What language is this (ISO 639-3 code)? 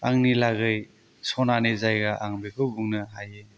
brx